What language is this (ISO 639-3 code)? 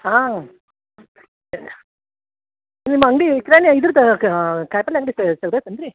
kan